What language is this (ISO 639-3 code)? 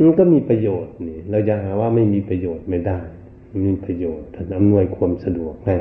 tha